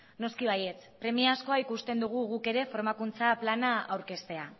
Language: Basque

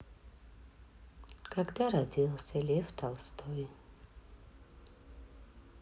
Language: Russian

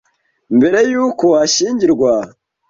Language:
Kinyarwanda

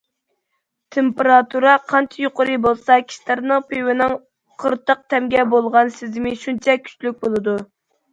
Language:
Uyghur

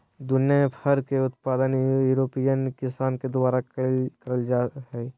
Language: Magahi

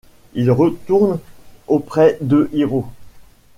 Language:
French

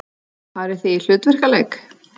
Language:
Icelandic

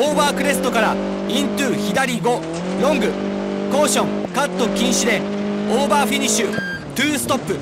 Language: Japanese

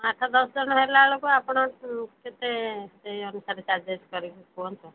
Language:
Odia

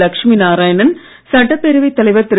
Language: Tamil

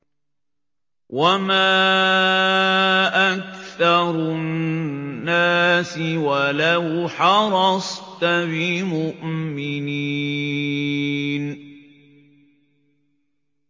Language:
Arabic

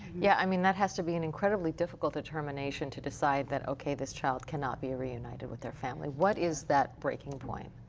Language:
English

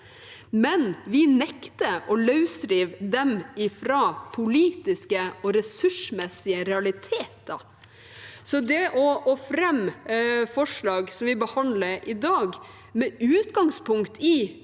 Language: Norwegian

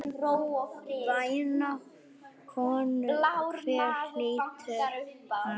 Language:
Icelandic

